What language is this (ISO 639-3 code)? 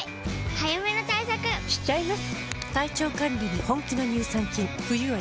jpn